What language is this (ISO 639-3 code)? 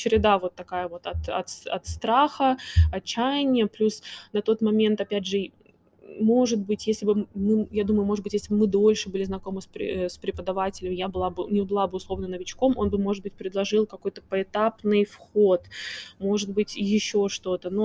rus